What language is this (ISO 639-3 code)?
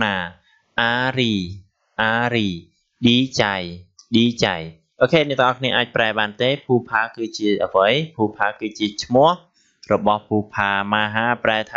tha